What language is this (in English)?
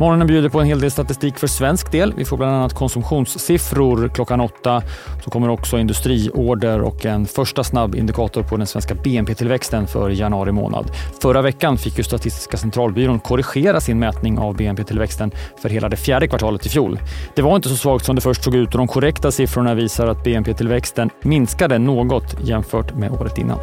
Swedish